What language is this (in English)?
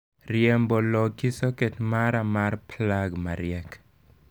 Luo (Kenya and Tanzania)